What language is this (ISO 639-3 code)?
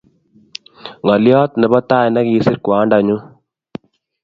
kln